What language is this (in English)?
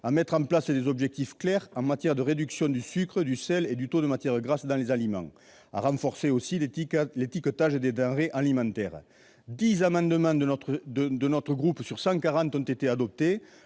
French